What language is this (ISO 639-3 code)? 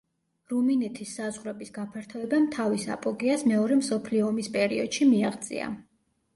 kat